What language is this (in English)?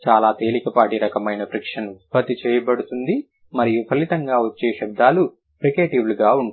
Telugu